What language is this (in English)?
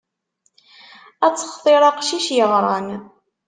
Kabyle